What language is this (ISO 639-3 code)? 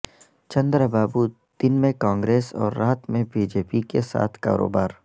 urd